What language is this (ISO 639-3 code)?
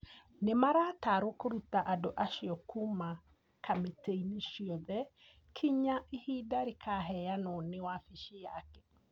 kik